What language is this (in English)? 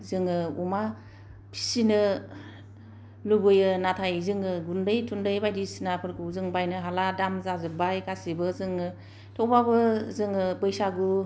Bodo